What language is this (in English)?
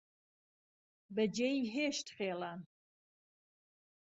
Central Kurdish